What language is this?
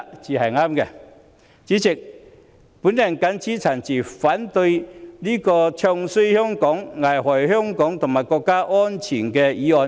Cantonese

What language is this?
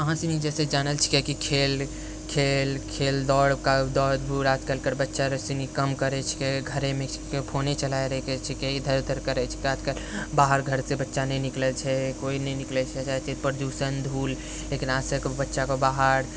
Maithili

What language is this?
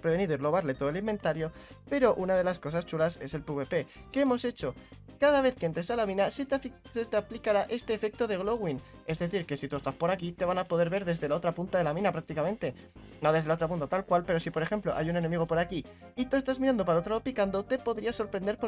Spanish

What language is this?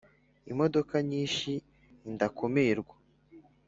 Kinyarwanda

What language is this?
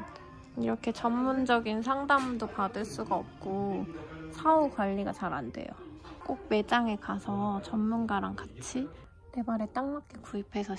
Korean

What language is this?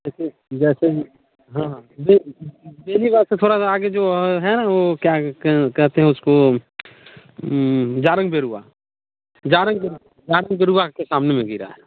Hindi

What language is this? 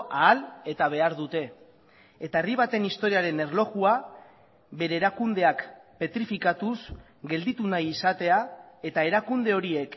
Basque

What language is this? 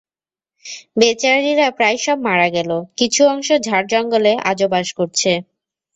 Bangla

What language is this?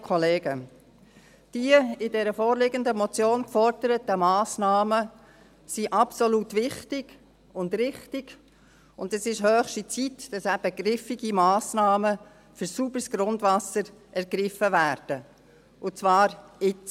Swiss German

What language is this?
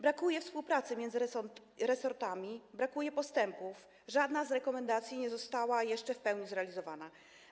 Polish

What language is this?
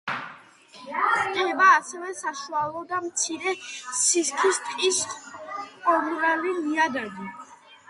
Georgian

